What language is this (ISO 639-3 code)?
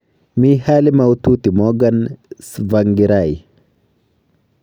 kln